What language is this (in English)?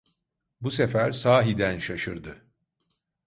Turkish